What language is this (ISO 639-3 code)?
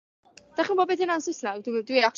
cym